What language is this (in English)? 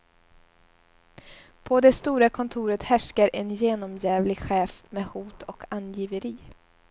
Swedish